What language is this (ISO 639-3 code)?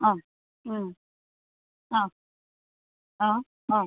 asm